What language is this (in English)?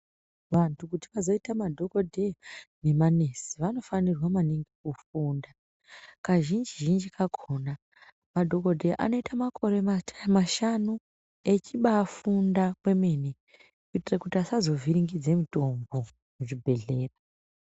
Ndau